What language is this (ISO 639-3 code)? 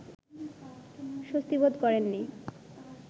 ben